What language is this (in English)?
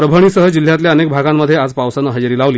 Marathi